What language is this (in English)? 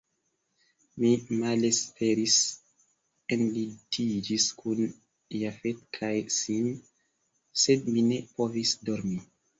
Esperanto